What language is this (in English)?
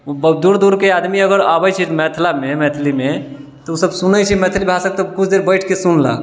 Maithili